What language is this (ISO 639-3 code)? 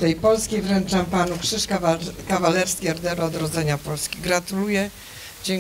pol